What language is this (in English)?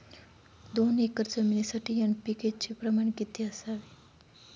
Marathi